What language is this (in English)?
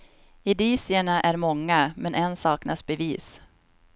Swedish